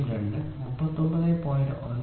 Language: Malayalam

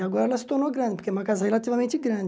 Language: Portuguese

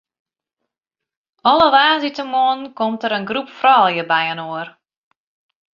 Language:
Western Frisian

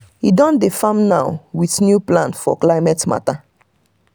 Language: Nigerian Pidgin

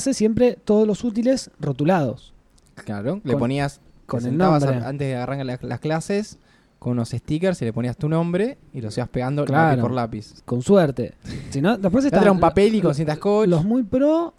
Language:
Spanish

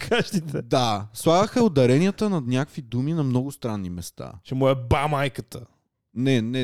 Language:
Bulgarian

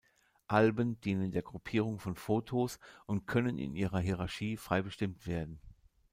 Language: German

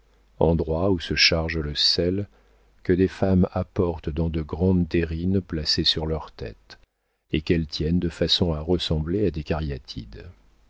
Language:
French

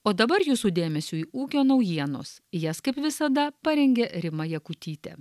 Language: Lithuanian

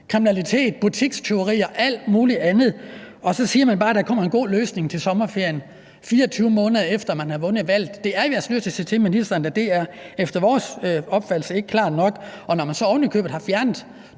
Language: Danish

